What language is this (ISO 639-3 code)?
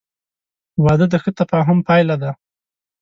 pus